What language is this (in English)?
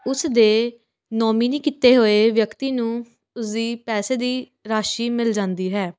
Punjabi